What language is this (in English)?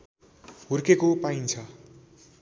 Nepali